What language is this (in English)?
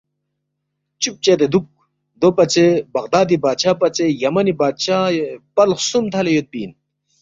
Balti